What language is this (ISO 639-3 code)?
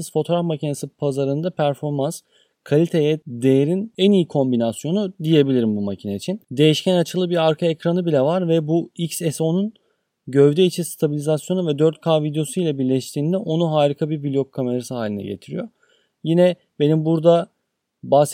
tur